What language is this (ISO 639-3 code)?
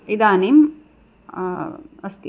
san